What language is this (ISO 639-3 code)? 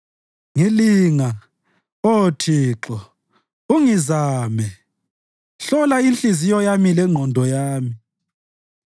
nde